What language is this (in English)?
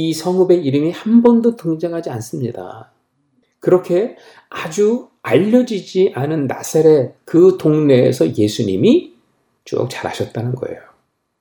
Korean